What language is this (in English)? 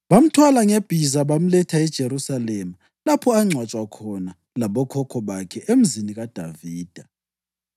North Ndebele